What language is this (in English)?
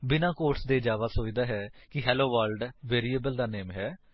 Punjabi